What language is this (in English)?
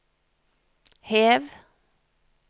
Norwegian